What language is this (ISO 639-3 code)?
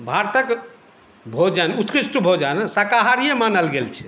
mai